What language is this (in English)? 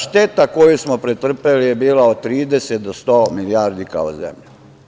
Serbian